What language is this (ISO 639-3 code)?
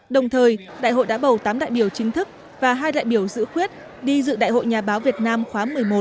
vie